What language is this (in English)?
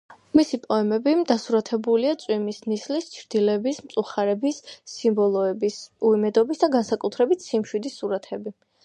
Georgian